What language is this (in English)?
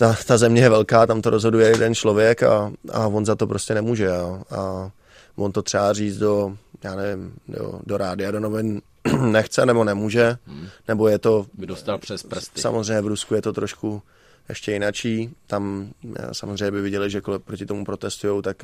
Czech